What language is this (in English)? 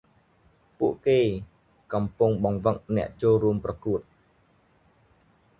Khmer